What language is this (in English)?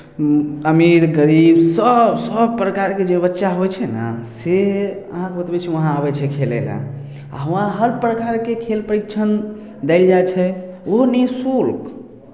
Maithili